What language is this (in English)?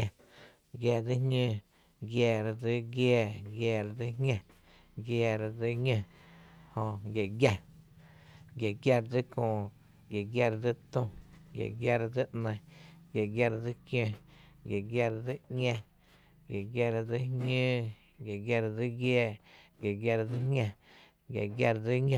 Tepinapa Chinantec